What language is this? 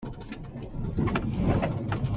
Hakha Chin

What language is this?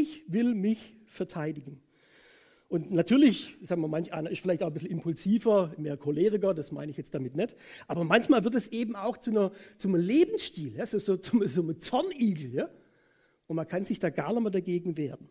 German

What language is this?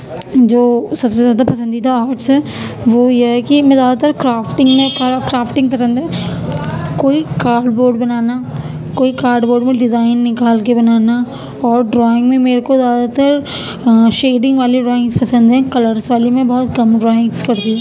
Urdu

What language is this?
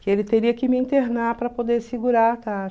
Portuguese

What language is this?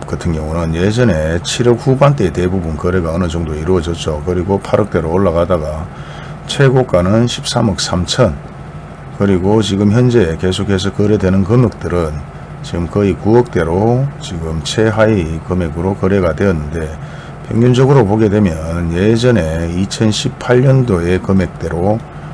Korean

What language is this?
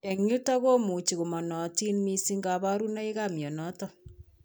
Kalenjin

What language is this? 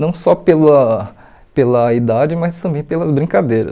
Portuguese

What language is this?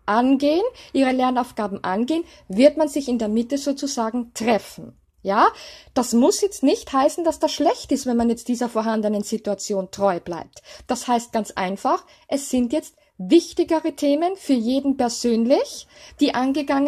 German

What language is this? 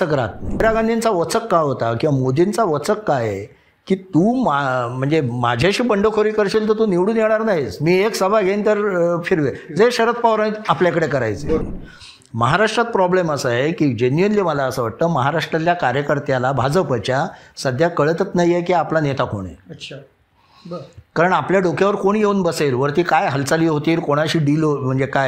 Marathi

